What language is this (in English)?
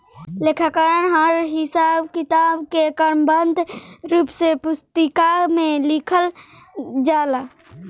Bhojpuri